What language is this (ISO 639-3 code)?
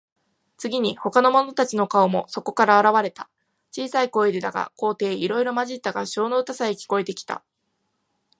jpn